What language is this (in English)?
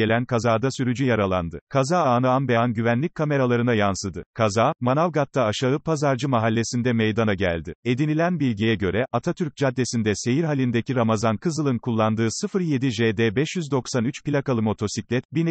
Turkish